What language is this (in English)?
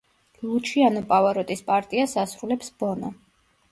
Georgian